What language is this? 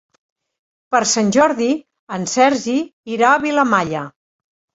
Catalan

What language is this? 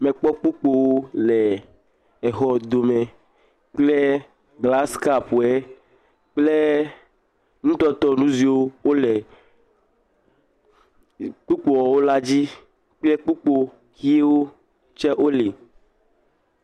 Ewe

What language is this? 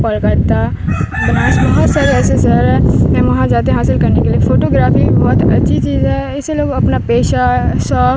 Urdu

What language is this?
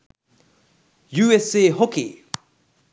Sinhala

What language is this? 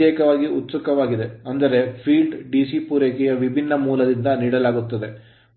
Kannada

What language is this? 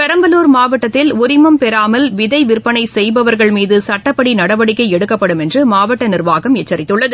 Tamil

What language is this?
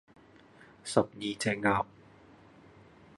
Cantonese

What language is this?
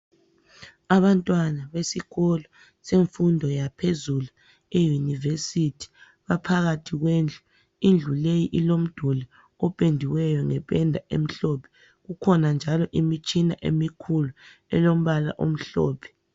North Ndebele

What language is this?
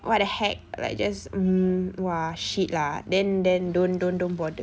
English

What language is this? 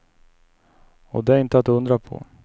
Swedish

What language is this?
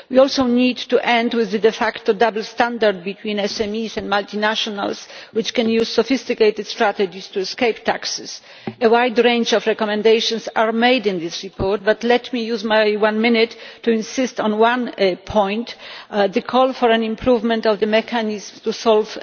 English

